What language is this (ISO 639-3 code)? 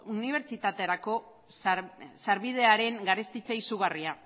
eus